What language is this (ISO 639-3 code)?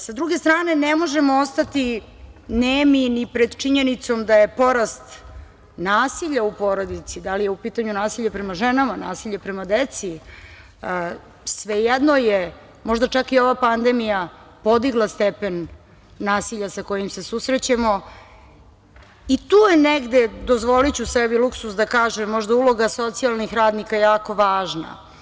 srp